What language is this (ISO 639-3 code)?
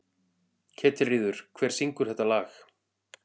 isl